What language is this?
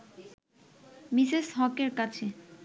Bangla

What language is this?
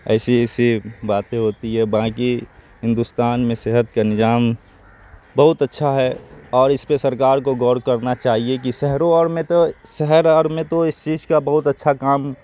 Urdu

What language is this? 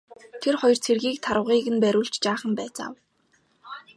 Mongolian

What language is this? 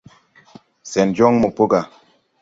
Tupuri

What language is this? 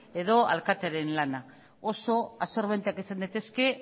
Basque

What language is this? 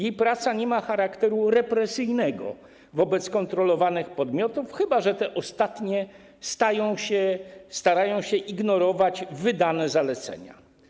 Polish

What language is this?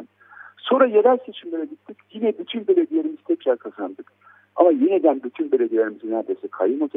Turkish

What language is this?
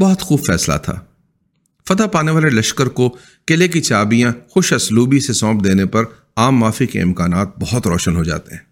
Urdu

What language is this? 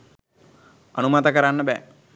Sinhala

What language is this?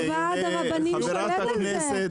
Hebrew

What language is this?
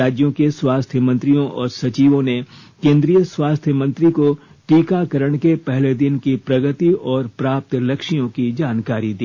Hindi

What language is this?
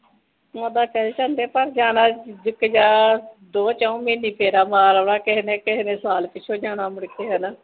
Punjabi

